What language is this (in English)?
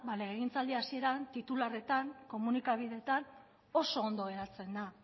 Basque